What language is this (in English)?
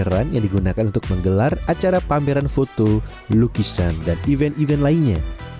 Indonesian